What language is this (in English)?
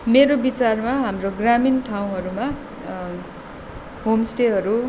Nepali